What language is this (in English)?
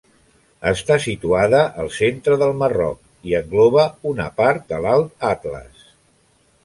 Catalan